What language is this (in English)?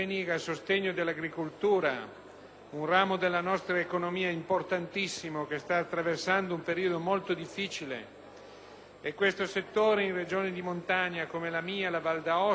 Italian